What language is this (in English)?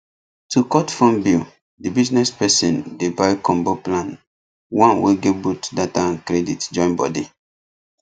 Nigerian Pidgin